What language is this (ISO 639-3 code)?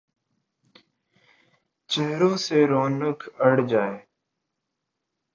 urd